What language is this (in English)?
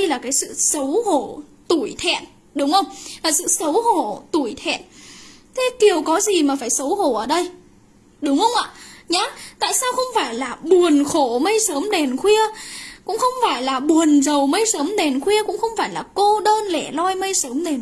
Vietnamese